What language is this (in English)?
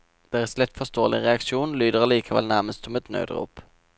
Norwegian